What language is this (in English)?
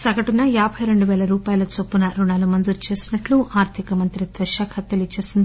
Telugu